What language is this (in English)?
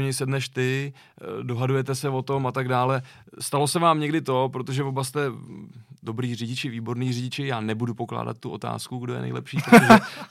Czech